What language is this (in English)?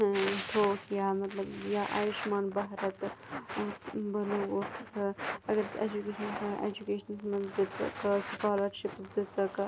Kashmiri